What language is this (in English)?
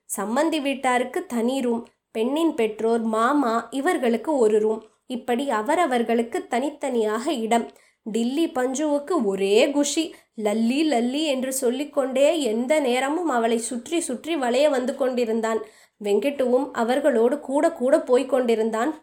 Tamil